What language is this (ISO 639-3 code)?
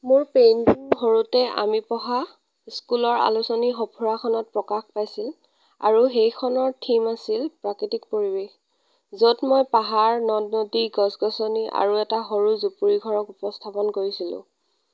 asm